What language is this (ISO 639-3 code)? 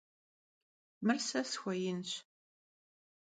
kbd